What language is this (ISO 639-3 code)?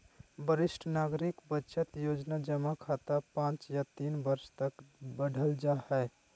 mag